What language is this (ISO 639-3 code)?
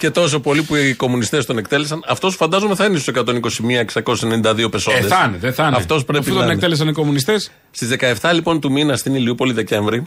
ell